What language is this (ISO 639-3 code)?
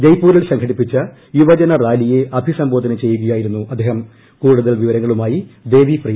mal